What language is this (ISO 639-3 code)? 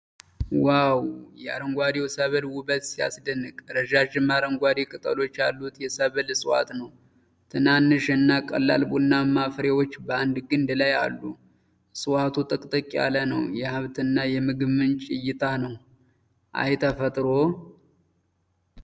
amh